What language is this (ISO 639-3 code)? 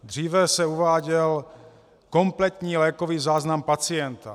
ces